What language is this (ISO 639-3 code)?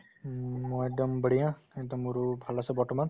asm